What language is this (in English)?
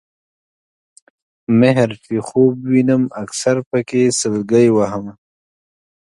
Pashto